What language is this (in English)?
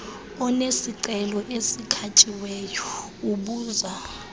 Xhosa